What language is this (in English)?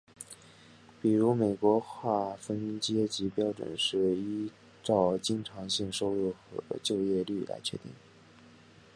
Chinese